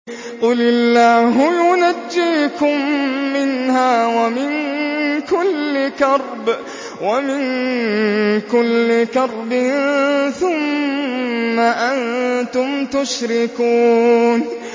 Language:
Arabic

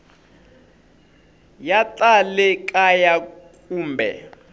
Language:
Tsonga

